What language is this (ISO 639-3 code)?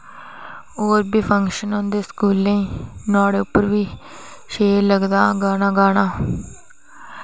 doi